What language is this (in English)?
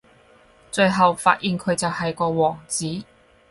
Cantonese